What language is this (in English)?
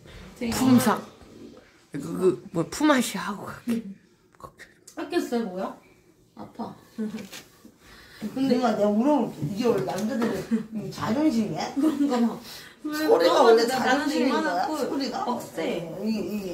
Korean